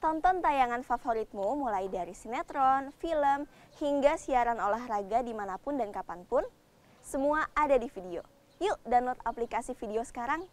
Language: Indonesian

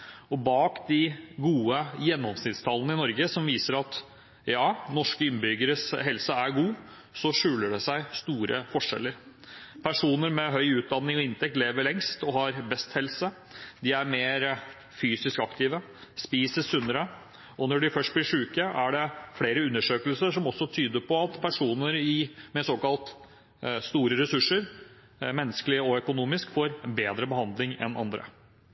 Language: Norwegian Bokmål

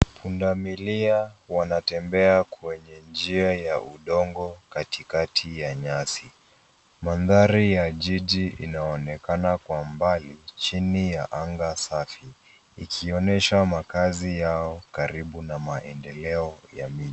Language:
Swahili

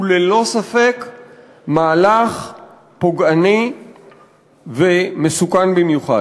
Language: Hebrew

